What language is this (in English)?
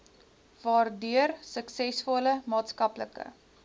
Afrikaans